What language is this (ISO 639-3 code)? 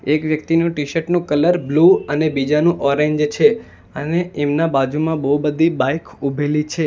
guj